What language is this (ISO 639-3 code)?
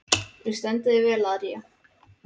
isl